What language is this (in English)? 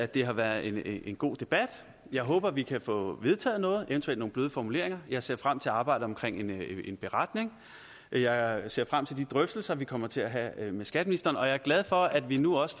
Danish